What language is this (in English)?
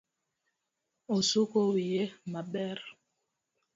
Luo (Kenya and Tanzania)